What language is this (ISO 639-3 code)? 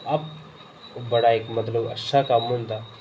doi